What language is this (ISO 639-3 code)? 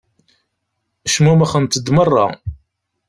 kab